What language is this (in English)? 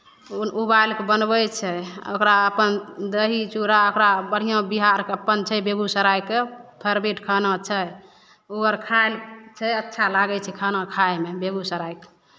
Maithili